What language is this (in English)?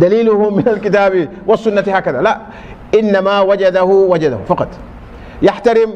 Arabic